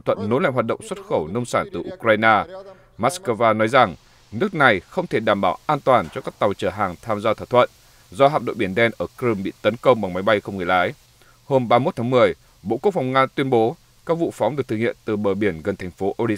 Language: Vietnamese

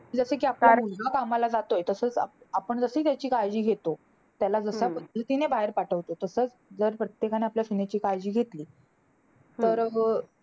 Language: Marathi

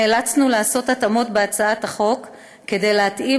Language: Hebrew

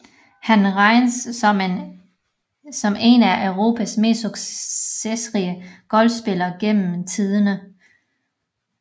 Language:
Danish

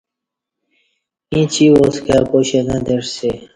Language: Kati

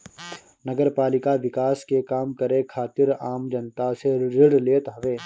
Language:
Bhojpuri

